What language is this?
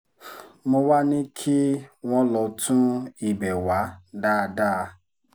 Yoruba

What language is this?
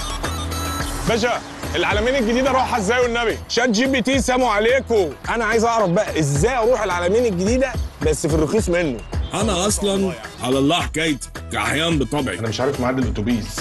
Arabic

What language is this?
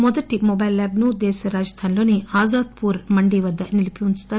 Telugu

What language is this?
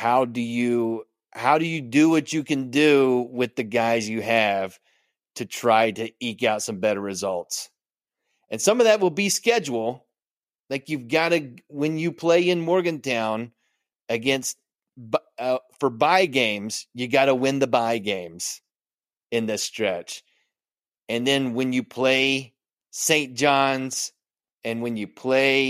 English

